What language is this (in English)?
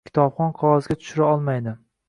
Uzbek